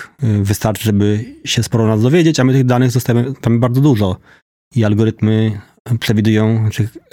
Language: Polish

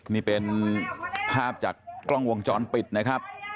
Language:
Thai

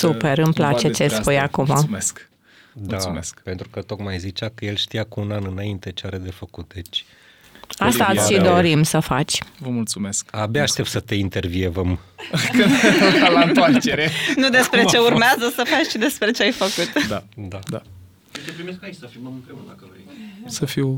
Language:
Romanian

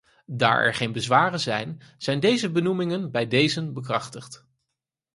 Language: Dutch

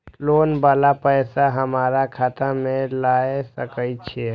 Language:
Maithili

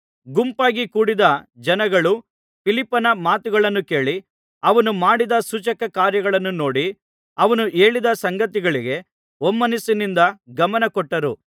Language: Kannada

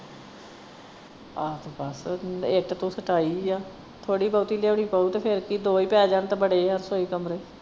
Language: Punjabi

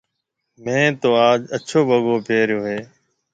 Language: Marwari (Pakistan)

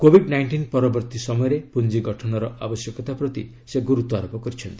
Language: Odia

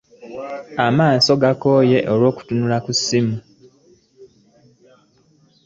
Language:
Ganda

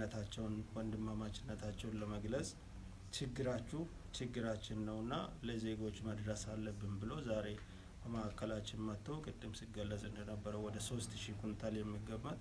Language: Turkish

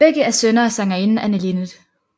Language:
Danish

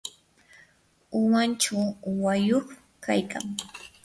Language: Yanahuanca Pasco Quechua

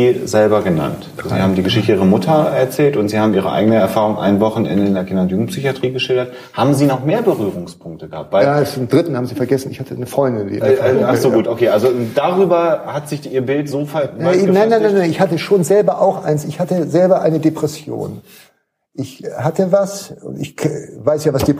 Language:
German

